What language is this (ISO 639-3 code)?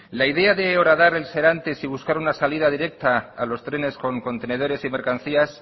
spa